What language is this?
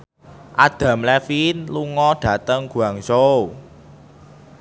Javanese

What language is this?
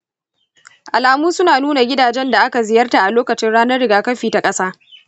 Hausa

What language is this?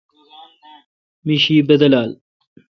Kalkoti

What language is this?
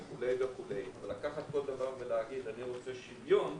Hebrew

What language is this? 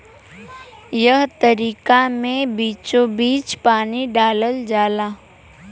Bhojpuri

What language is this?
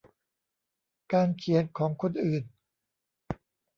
Thai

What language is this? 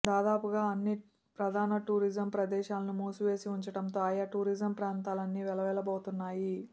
Telugu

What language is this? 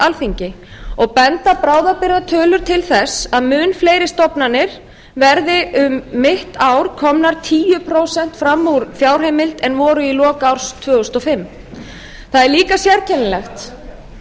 Icelandic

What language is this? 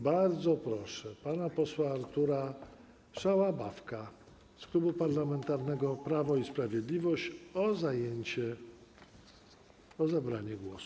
Polish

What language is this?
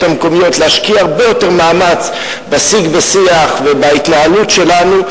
Hebrew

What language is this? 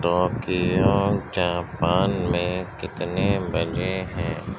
Urdu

